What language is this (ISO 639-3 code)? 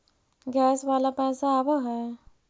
mag